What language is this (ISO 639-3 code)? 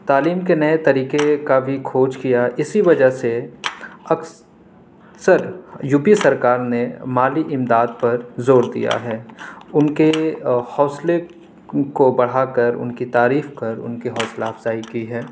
urd